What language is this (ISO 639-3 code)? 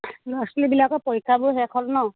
asm